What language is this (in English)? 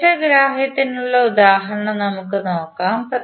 Malayalam